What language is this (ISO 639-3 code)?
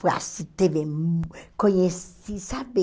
por